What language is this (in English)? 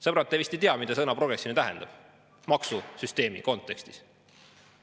Estonian